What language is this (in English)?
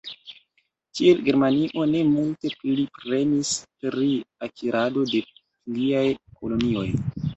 Esperanto